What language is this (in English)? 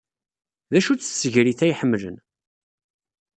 Kabyle